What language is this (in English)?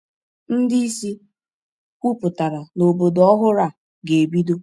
Igbo